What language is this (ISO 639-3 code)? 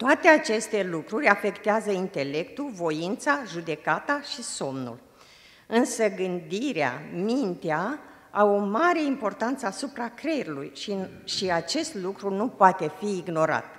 ron